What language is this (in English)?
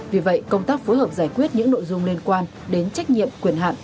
Vietnamese